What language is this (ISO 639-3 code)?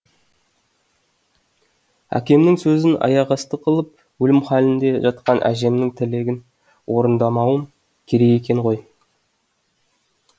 kaz